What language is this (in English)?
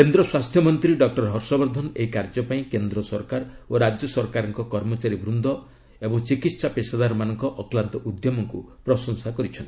Odia